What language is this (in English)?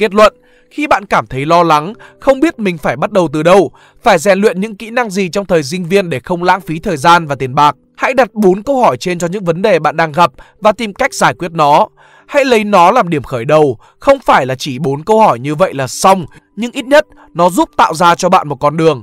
Vietnamese